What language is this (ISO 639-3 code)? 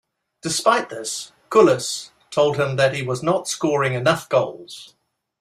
eng